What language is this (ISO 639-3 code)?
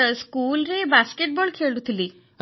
ori